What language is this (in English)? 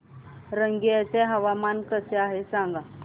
Marathi